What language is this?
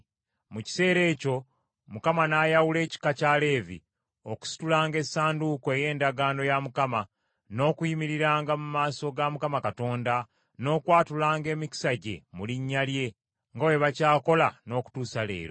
Ganda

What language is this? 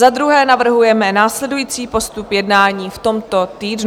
Czech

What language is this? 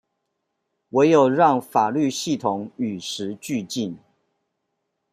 Chinese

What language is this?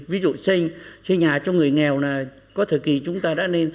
Vietnamese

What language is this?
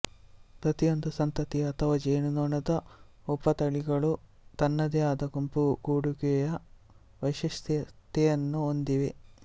Kannada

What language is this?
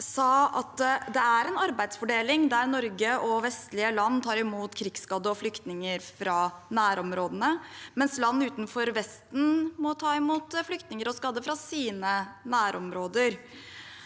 Norwegian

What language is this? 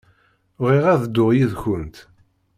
Kabyle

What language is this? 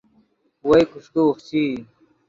Yidgha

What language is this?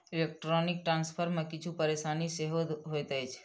Maithili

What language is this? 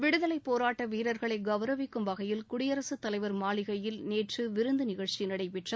Tamil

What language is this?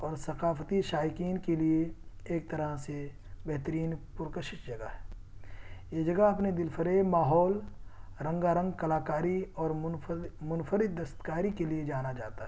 Urdu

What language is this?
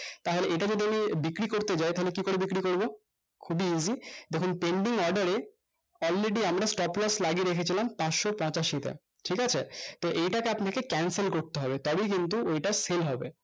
Bangla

